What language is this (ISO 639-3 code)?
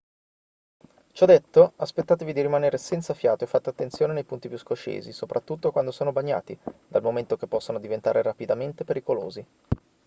ita